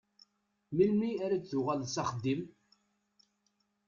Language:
Kabyle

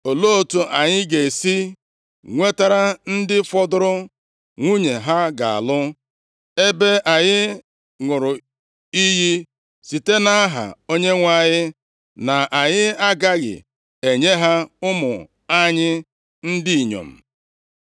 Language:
Igbo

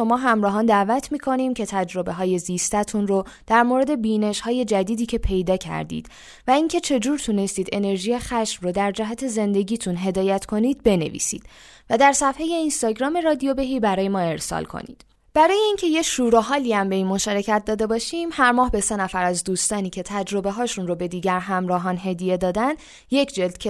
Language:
Persian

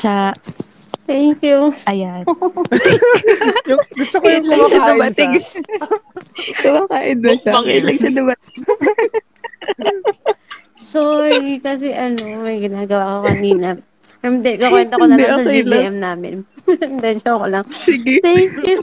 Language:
Filipino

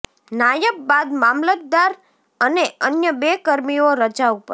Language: Gujarati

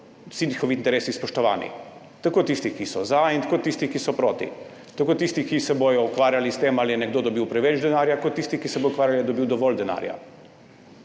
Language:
Slovenian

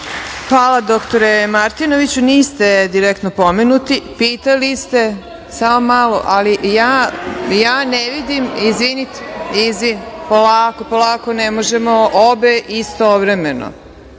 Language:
Serbian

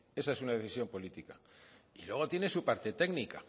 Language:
Spanish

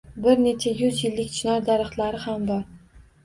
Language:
Uzbek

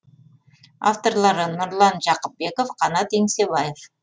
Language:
Kazakh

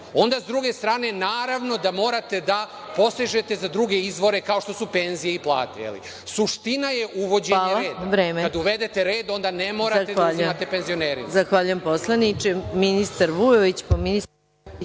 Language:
Serbian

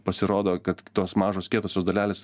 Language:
Lithuanian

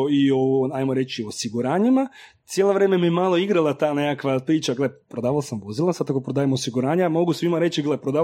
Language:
Croatian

